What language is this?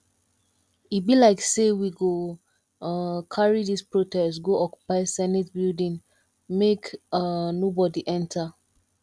Nigerian Pidgin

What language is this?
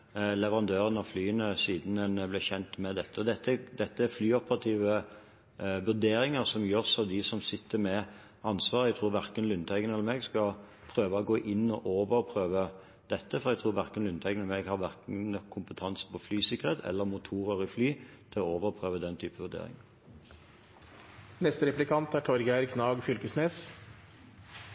Norwegian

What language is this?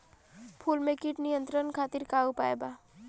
Bhojpuri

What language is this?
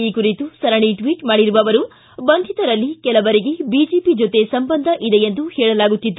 Kannada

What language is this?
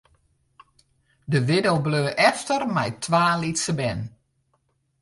Western Frisian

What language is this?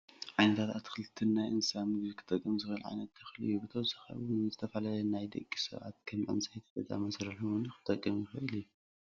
Tigrinya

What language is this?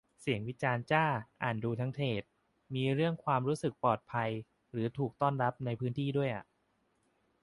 Thai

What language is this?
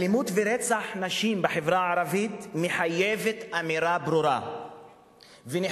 Hebrew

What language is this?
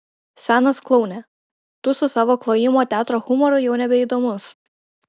Lithuanian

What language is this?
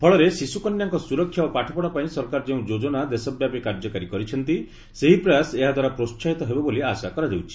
Odia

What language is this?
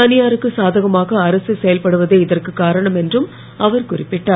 Tamil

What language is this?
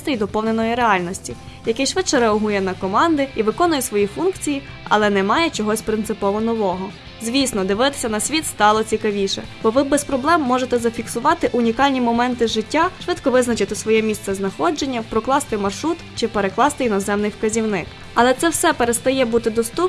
Ukrainian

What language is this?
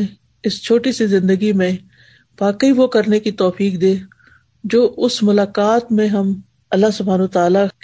Urdu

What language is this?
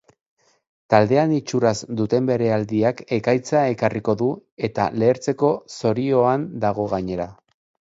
Basque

